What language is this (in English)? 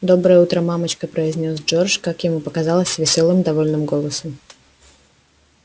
Russian